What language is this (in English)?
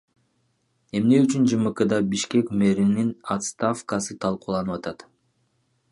Kyrgyz